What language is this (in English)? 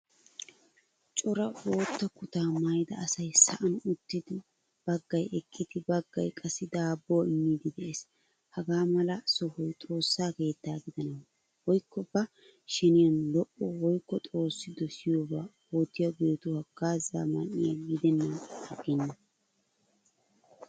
Wolaytta